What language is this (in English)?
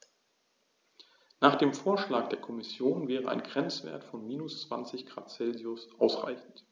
German